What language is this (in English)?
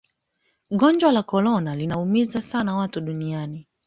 Swahili